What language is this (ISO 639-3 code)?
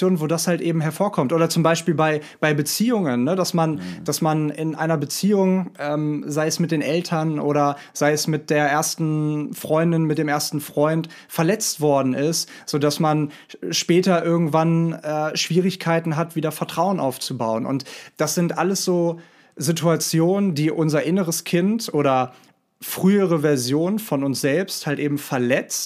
deu